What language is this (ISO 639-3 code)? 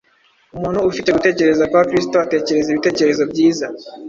kin